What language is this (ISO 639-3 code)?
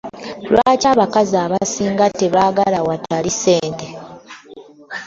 lug